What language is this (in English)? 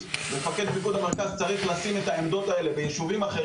Hebrew